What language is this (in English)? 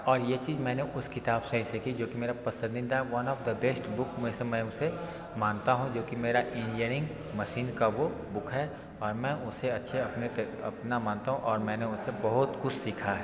Hindi